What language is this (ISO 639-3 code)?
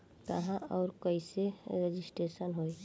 bho